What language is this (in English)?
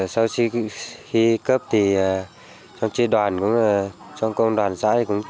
Vietnamese